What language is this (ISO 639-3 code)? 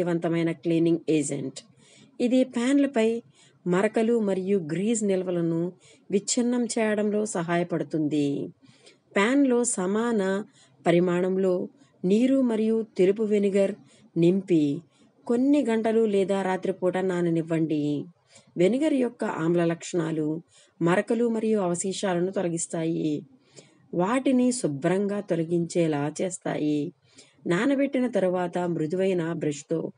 tel